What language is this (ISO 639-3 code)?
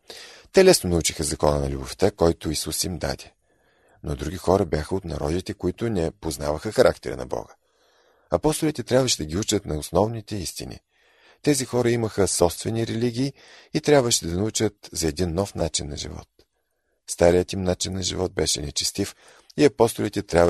bul